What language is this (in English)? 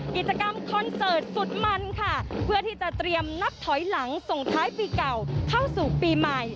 Thai